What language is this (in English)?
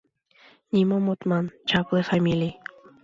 Mari